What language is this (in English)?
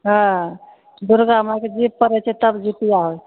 Maithili